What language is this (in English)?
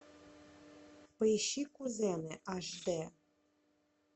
Russian